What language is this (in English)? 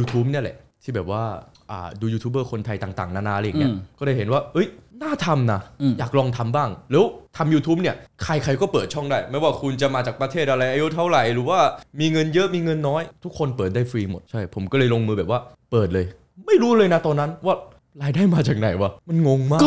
Thai